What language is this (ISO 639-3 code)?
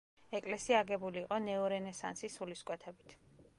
kat